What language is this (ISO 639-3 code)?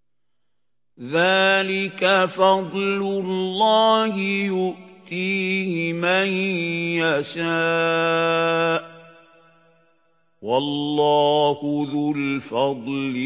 ara